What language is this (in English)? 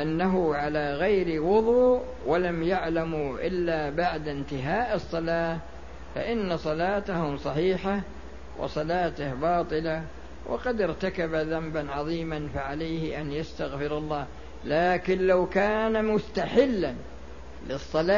Arabic